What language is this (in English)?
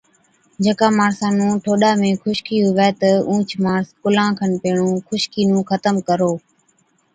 Od